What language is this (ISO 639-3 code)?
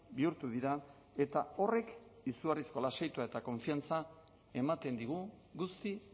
eus